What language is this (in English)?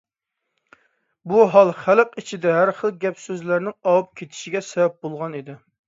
Uyghur